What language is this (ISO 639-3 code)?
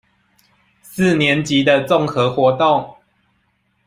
zho